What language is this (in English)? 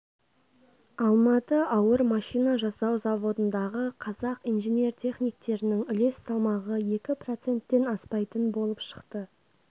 Kazakh